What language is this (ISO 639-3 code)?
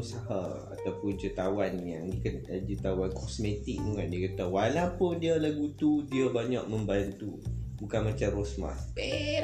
msa